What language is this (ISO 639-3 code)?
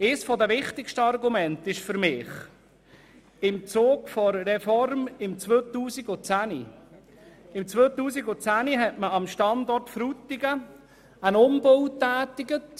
gsw